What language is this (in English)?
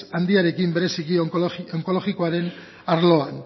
Basque